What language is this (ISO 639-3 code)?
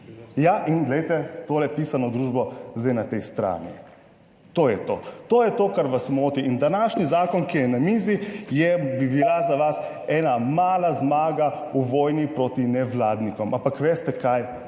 slv